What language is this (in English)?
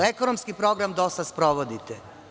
Serbian